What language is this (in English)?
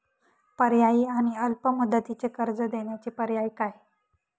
Marathi